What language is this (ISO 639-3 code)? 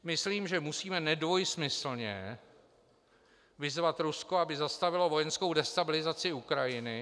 ces